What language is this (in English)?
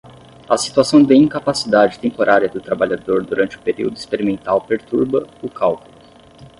Portuguese